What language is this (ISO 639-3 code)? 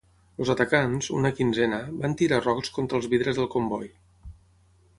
cat